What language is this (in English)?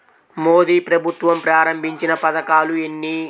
Telugu